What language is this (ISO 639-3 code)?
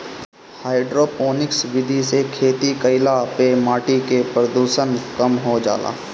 bho